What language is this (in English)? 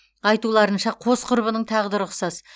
Kazakh